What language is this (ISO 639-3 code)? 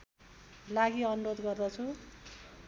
nep